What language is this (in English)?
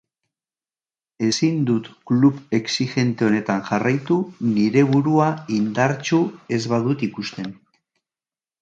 Basque